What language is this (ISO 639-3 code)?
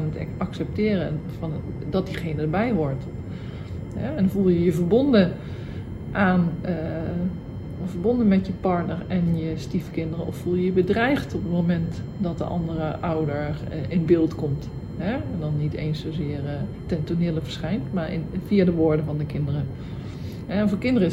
nld